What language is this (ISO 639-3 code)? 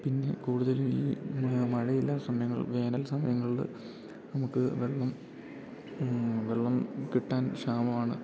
mal